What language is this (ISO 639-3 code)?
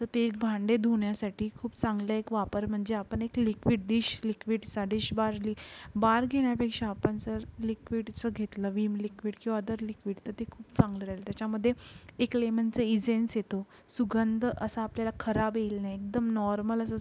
mar